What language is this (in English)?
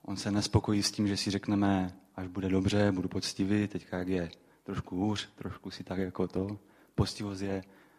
Czech